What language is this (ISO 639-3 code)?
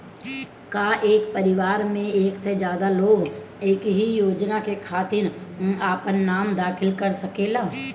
bho